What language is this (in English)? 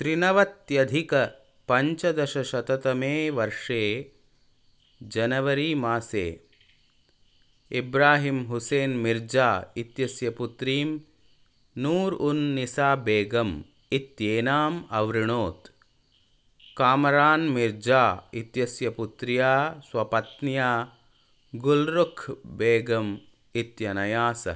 Sanskrit